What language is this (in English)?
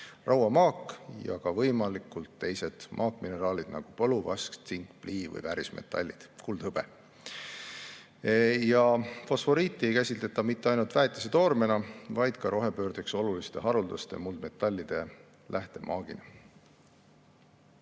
Estonian